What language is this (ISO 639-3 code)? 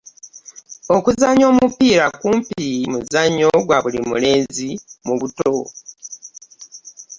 lug